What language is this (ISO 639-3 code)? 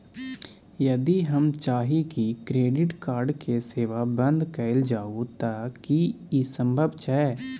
mai